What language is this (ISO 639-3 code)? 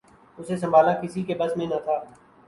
urd